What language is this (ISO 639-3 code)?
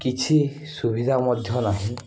ori